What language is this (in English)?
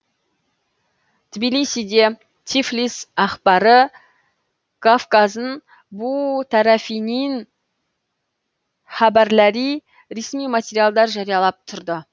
Kazakh